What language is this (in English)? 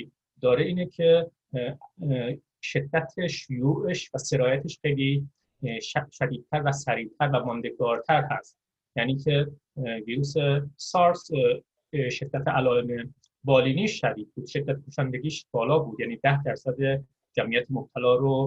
Persian